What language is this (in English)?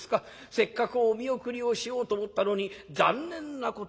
Japanese